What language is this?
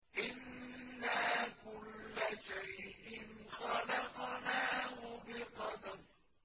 Arabic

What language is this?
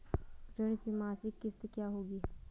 Hindi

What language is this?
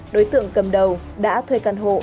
Vietnamese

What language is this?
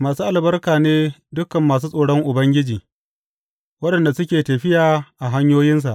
Hausa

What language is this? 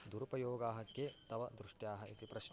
Sanskrit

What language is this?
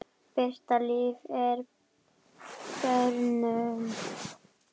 Icelandic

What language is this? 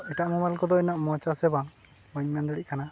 Santali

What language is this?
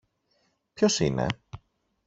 Greek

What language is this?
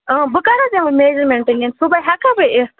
Kashmiri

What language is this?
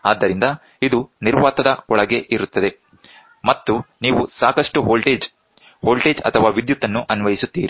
Kannada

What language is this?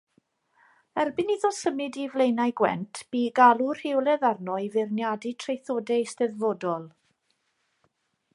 Welsh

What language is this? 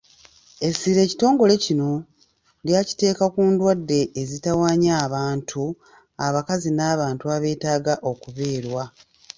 Ganda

